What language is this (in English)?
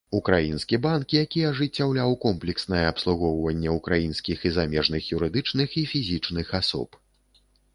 Belarusian